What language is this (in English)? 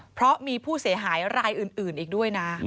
Thai